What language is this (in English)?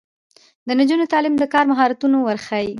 Pashto